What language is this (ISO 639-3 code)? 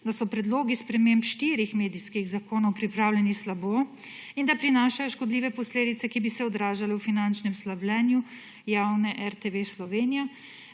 slv